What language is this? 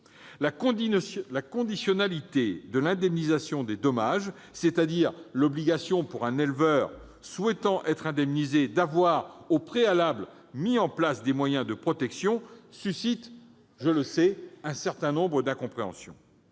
French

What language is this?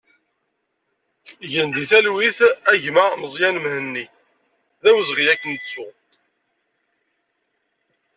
Kabyle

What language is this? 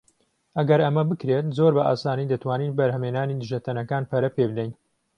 Central Kurdish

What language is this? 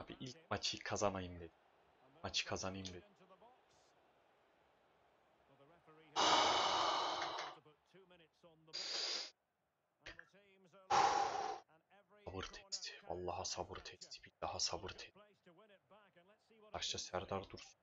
Turkish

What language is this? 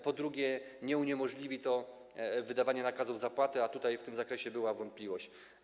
Polish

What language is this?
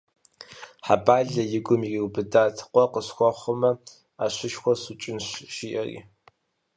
Kabardian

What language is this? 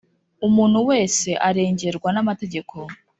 Kinyarwanda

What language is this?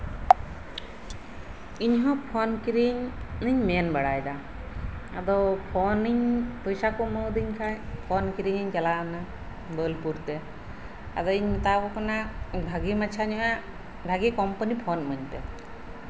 Santali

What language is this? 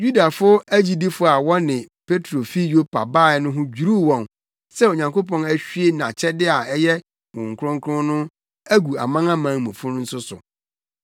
Akan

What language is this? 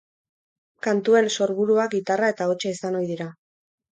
Basque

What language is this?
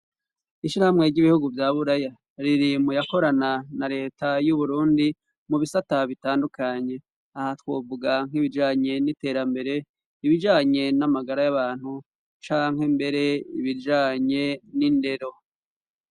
Rundi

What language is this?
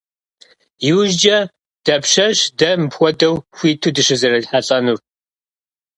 Kabardian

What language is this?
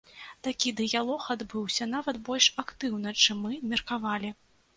Belarusian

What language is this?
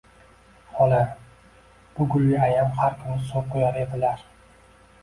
Uzbek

